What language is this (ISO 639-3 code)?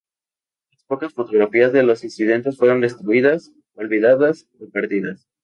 spa